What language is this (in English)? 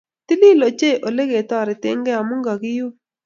Kalenjin